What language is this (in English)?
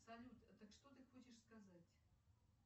Russian